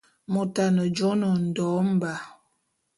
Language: Bulu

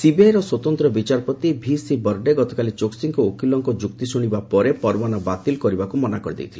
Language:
Odia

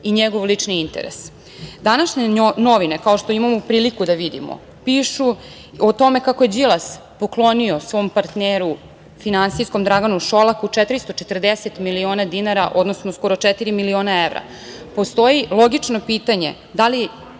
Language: Serbian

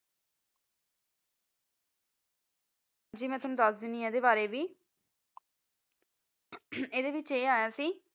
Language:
Punjabi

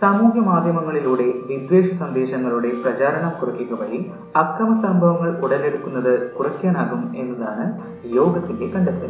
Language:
Malayalam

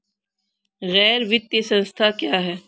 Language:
Hindi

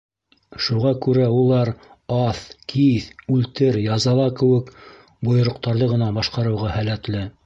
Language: Bashkir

